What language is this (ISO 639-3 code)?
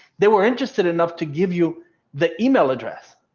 eng